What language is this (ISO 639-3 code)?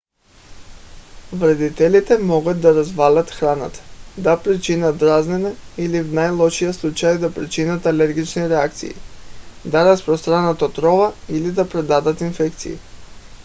bul